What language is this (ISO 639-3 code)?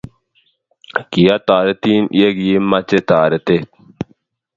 kln